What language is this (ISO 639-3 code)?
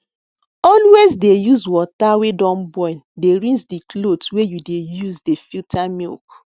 pcm